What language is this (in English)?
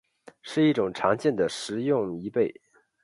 Chinese